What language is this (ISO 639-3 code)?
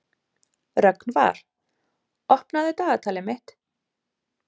isl